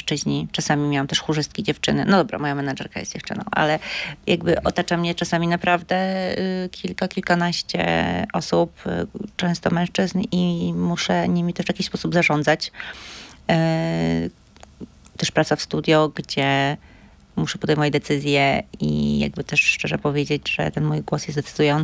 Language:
Polish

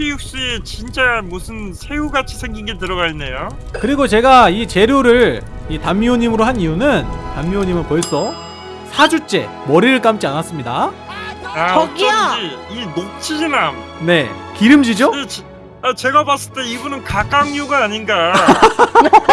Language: Korean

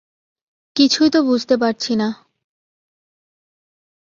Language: Bangla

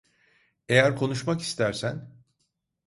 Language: Turkish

